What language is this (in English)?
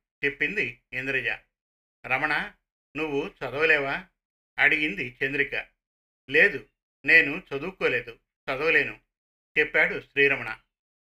Telugu